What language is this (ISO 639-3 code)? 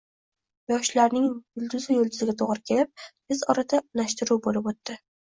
uzb